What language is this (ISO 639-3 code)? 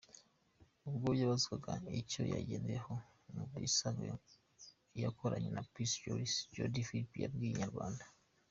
kin